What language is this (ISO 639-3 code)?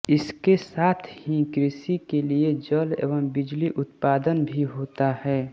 hin